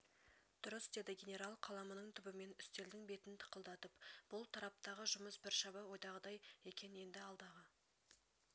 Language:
Kazakh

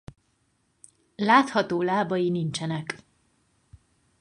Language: Hungarian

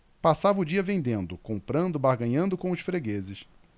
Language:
Portuguese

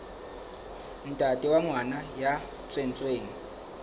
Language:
Southern Sotho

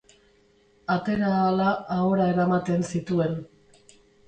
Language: Basque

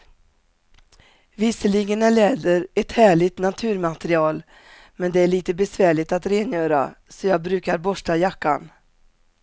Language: Swedish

